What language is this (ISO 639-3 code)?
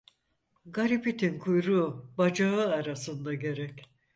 tur